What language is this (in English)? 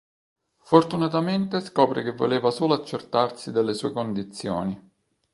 Italian